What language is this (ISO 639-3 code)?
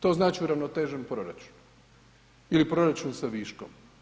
hrv